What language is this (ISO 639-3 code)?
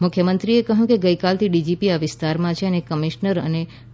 guj